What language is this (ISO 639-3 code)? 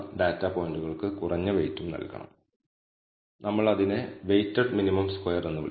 mal